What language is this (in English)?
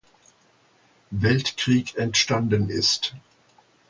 German